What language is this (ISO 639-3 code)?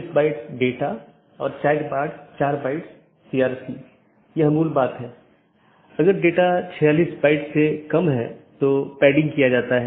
hin